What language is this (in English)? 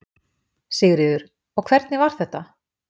Icelandic